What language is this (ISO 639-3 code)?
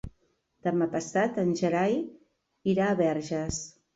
cat